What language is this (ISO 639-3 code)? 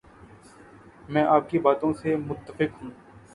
urd